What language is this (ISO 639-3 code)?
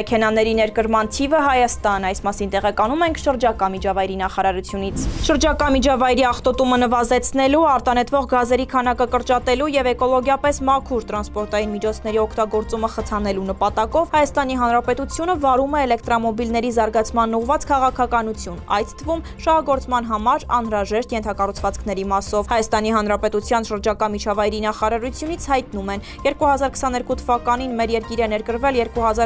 ron